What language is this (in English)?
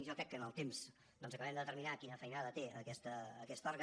Catalan